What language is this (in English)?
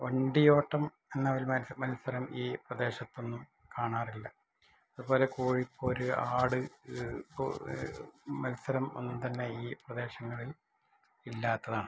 Malayalam